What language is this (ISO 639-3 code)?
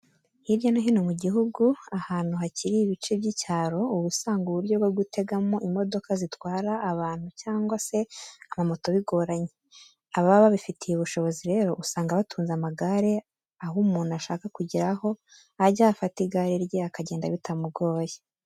kin